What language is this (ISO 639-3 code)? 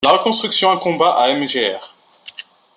fra